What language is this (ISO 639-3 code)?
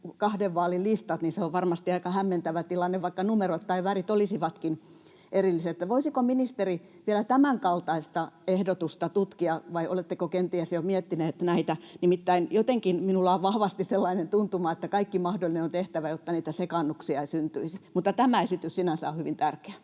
fin